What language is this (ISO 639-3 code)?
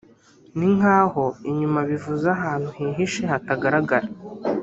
kin